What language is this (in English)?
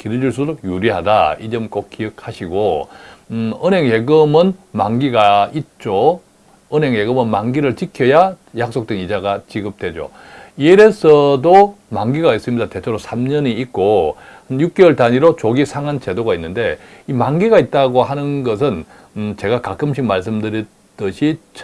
Korean